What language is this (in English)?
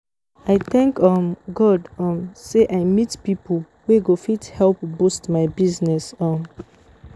Nigerian Pidgin